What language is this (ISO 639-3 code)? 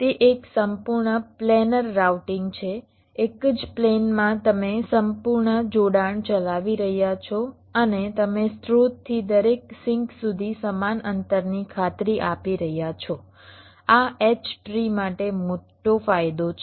guj